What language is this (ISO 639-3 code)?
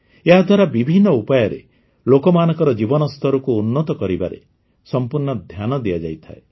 ori